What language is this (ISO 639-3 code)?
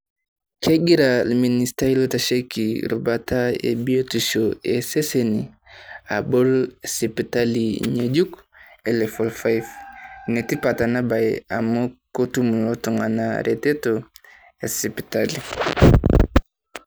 mas